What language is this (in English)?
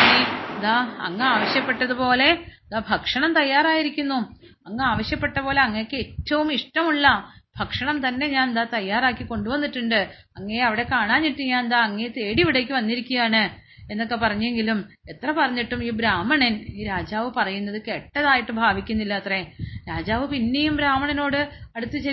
Malayalam